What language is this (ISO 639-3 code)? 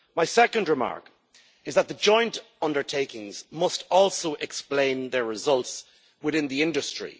eng